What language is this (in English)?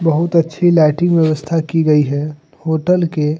Hindi